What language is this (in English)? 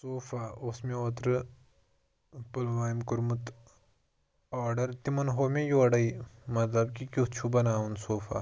Kashmiri